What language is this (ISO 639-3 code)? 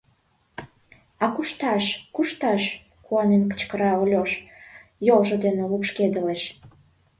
chm